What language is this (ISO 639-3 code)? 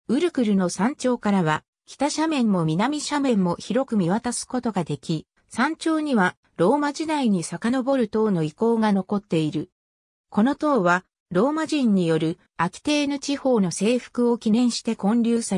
jpn